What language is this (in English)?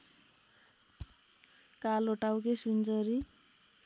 Nepali